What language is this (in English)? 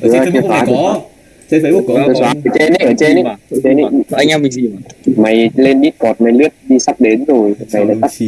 Vietnamese